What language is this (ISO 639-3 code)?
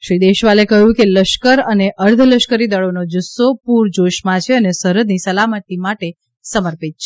guj